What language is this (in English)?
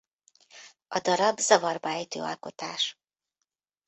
Hungarian